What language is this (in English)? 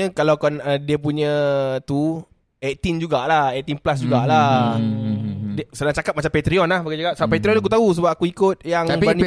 Malay